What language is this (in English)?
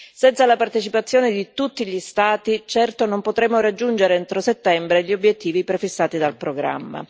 Italian